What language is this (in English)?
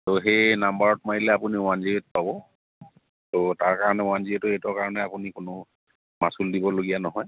Assamese